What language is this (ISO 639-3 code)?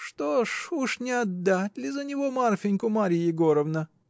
rus